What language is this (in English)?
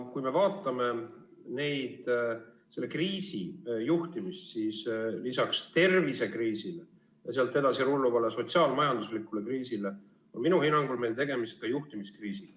Estonian